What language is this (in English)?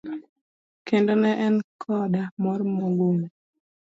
Luo (Kenya and Tanzania)